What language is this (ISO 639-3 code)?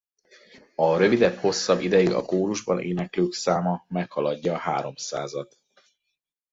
hun